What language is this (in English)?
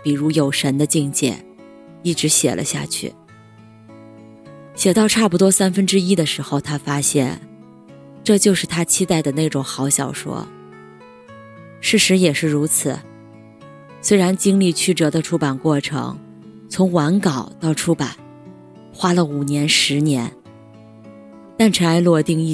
Chinese